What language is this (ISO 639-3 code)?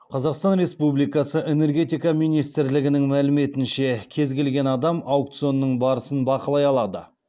kaz